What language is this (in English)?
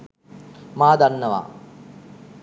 Sinhala